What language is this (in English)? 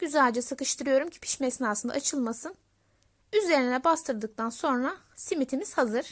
Turkish